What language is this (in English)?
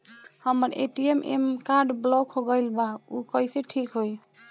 Bhojpuri